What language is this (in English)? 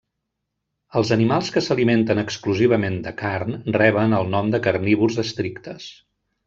Catalan